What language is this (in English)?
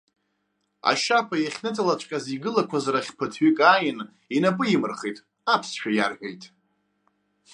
Abkhazian